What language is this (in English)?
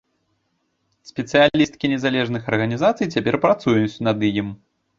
Belarusian